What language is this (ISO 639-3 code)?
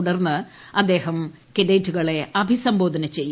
mal